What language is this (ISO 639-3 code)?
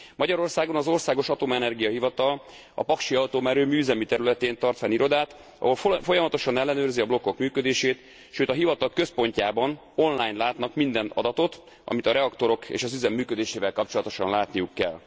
hun